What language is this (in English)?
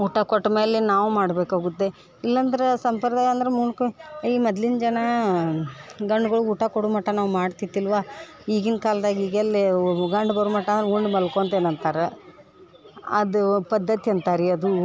Kannada